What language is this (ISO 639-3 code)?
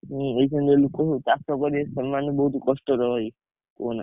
ori